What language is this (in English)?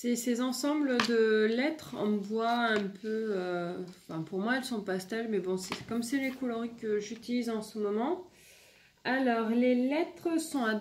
French